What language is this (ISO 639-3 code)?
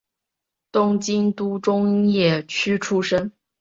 zho